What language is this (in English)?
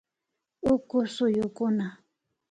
Imbabura Highland Quichua